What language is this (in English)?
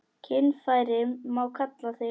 Icelandic